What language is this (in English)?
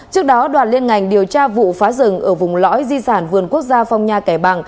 Vietnamese